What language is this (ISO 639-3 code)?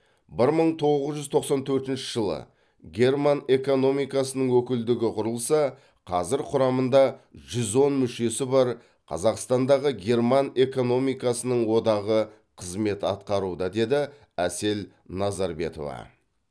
kaz